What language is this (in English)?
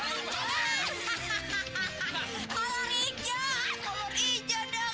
Indonesian